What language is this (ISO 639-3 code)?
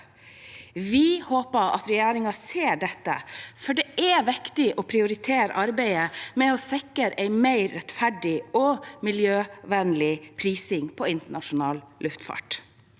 nor